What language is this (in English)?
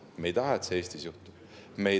Estonian